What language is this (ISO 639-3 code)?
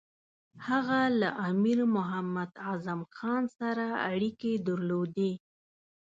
pus